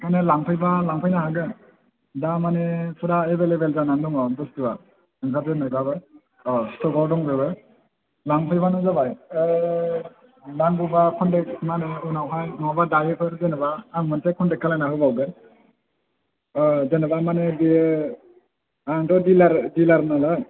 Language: Bodo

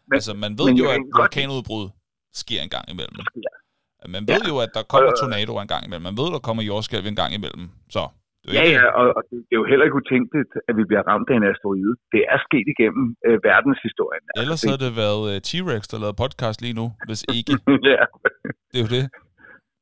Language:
Danish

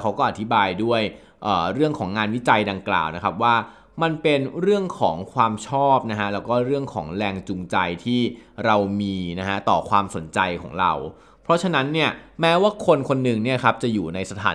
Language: Thai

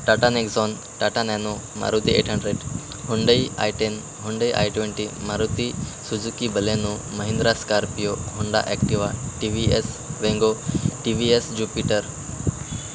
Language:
Marathi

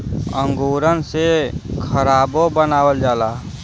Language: Bhojpuri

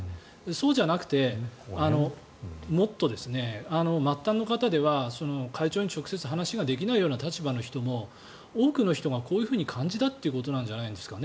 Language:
Japanese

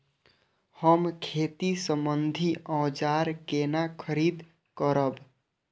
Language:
Maithili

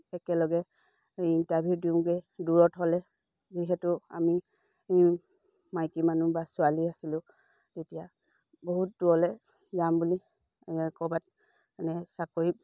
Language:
Assamese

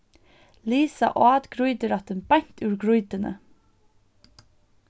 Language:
Faroese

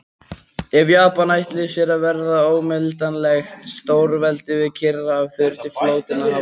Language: Icelandic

